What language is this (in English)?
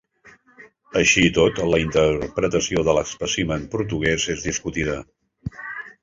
Catalan